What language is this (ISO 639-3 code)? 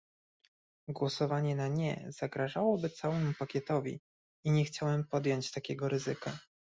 pol